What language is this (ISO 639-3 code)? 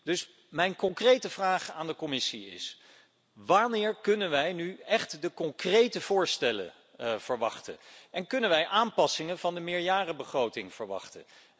nld